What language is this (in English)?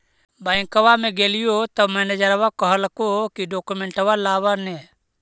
Magahi